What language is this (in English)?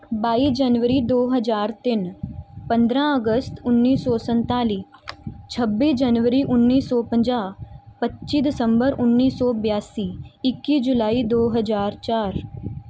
Punjabi